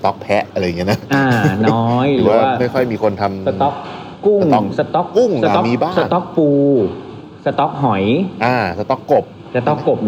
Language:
Thai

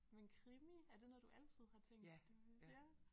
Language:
Danish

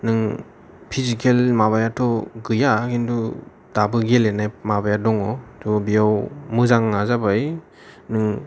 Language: Bodo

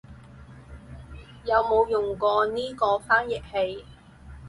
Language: Cantonese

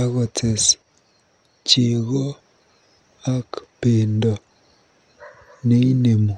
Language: Kalenjin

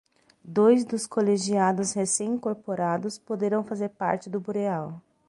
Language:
Portuguese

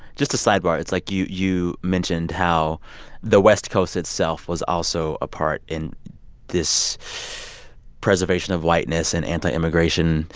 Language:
English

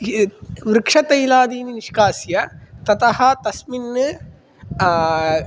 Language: Sanskrit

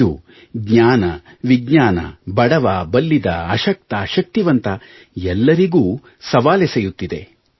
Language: Kannada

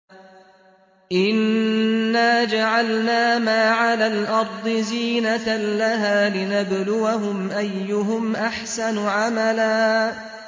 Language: Arabic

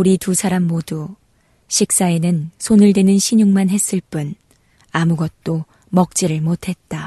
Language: Korean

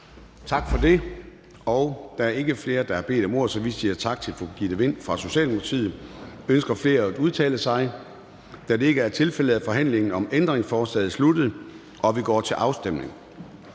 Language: Danish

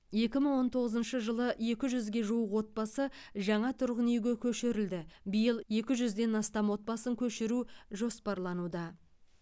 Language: Kazakh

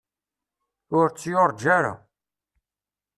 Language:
Kabyle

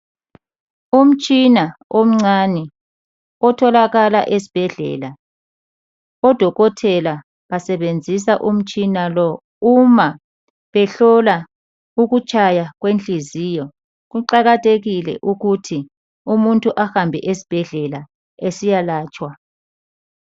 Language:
North Ndebele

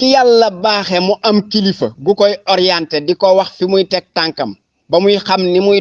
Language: Indonesian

